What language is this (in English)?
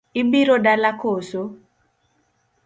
Luo (Kenya and Tanzania)